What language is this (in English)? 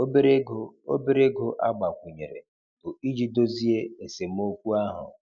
Igbo